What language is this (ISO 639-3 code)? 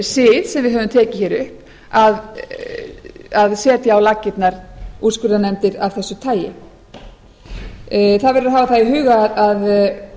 isl